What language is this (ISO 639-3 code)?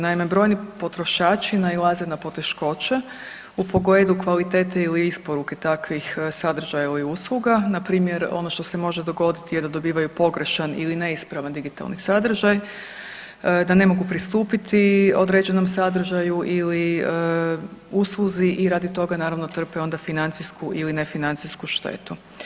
hrv